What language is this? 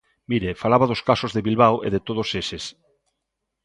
Galician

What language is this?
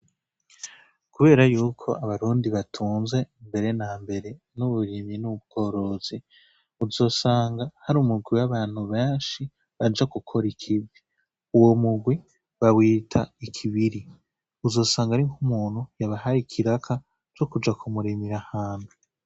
Rundi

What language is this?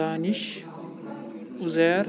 Kashmiri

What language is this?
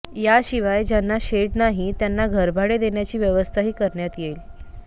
Marathi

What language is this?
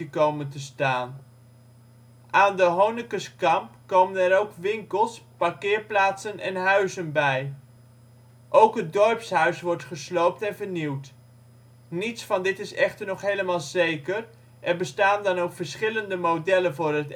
Dutch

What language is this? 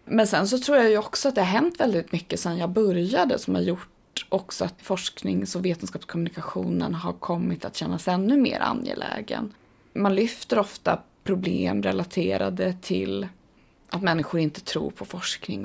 Swedish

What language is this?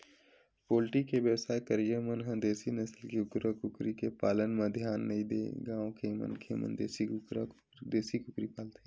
Chhattisgarhi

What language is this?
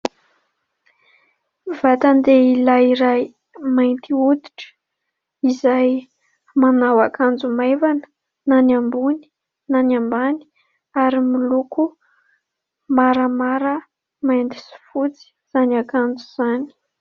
Malagasy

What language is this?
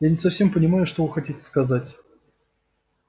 Russian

